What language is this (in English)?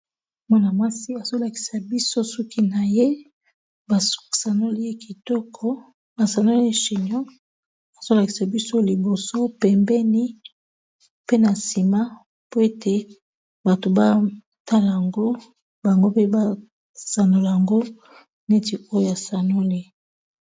Lingala